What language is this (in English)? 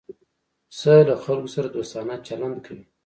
Pashto